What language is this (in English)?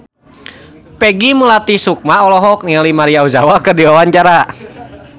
Sundanese